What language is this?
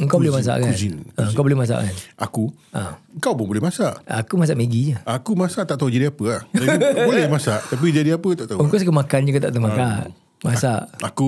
Malay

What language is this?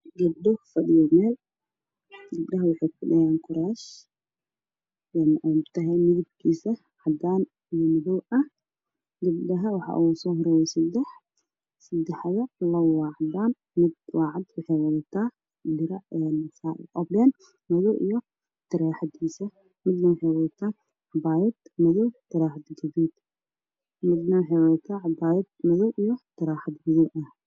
Somali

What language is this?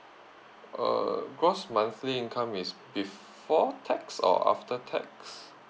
English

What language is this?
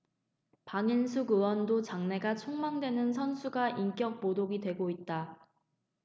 Korean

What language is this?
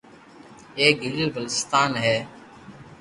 Loarki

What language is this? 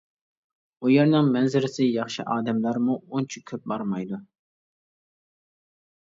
Uyghur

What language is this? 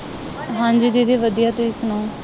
Punjabi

